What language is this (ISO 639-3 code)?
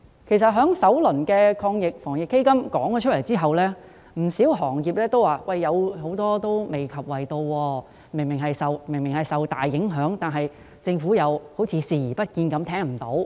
yue